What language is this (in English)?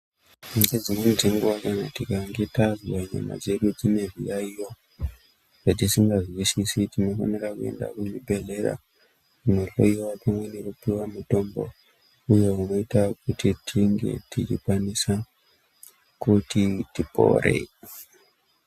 Ndau